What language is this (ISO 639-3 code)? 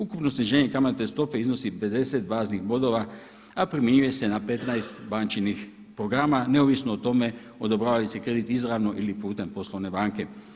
hrv